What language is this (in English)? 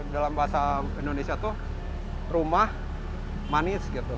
Indonesian